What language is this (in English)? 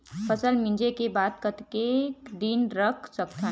Chhattisgarhi